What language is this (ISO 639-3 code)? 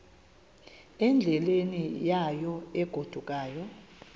xho